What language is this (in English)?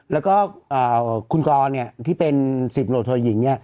Thai